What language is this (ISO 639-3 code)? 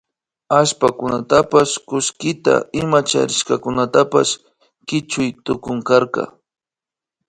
qvi